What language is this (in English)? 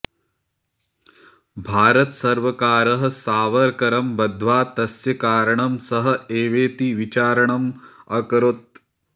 Sanskrit